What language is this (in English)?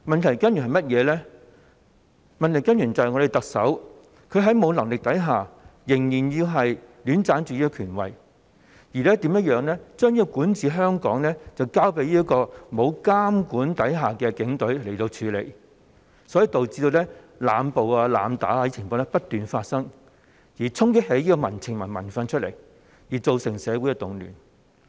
Cantonese